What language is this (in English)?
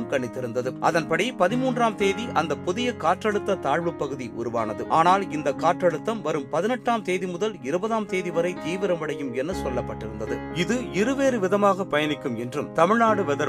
Tamil